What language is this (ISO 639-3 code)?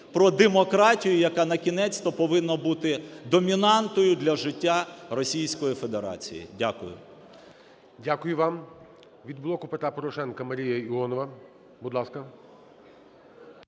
ukr